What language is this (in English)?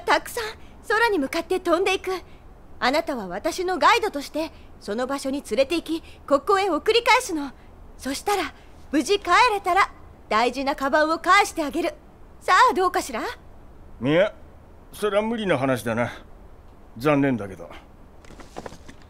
Japanese